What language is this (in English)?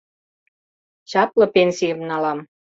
Mari